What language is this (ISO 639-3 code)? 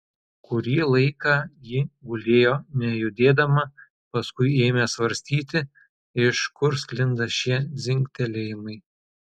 lit